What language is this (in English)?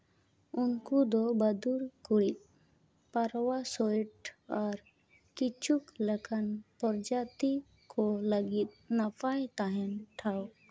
Santali